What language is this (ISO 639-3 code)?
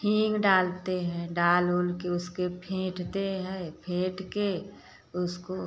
hin